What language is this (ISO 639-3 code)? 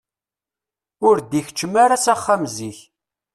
kab